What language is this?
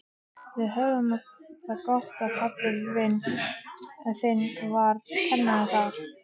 Icelandic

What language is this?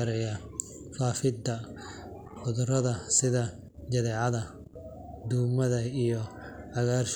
Somali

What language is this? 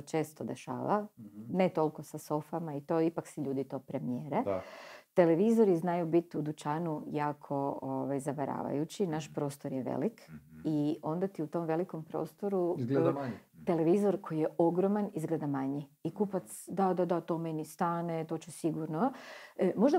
Croatian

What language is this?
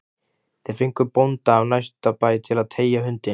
Icelandic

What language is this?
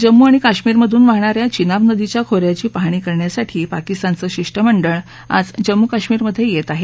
Marathi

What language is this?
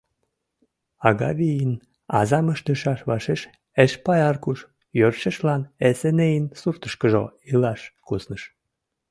Mari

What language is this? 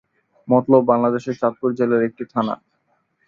Bangla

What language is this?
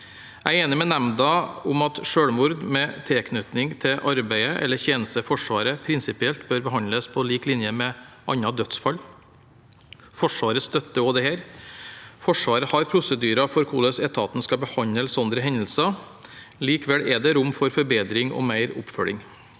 Norwegian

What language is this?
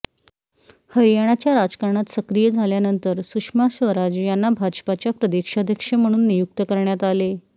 Marathi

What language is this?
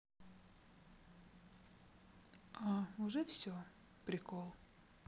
Russian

